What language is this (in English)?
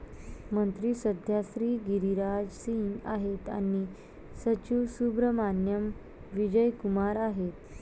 Marathi